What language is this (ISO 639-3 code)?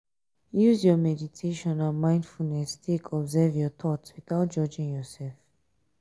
pcm